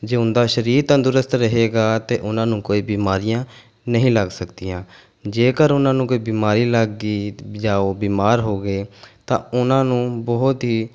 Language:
Punjabi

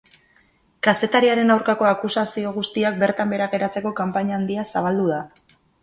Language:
Basque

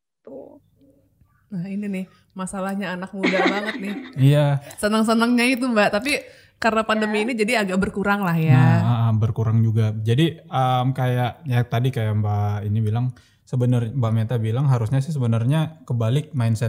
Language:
Indonesian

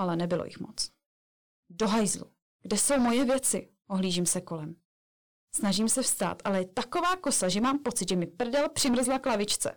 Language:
Czech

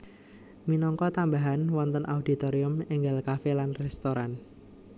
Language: Javanese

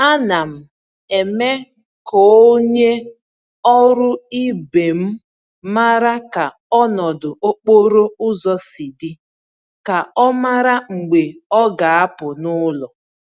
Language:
Igbo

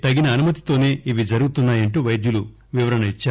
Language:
Telugu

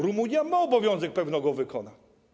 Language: Polish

